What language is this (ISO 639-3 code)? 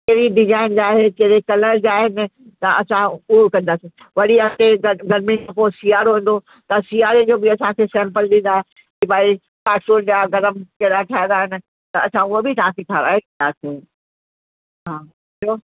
snd